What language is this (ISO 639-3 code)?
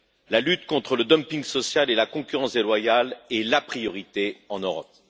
fra